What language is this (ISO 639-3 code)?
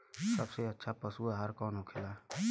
bho